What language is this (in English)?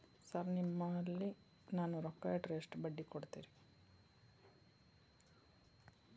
Kannada